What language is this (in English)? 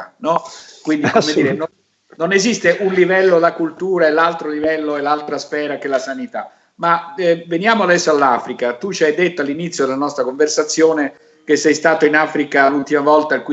Italian